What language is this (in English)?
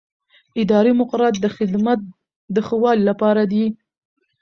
Pashto